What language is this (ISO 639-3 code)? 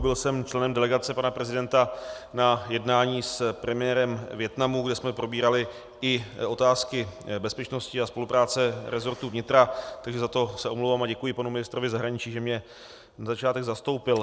ces